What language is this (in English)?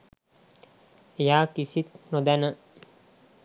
Sinhala